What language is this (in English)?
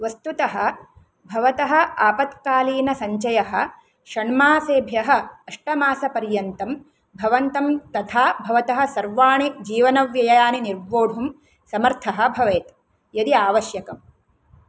Sanskrit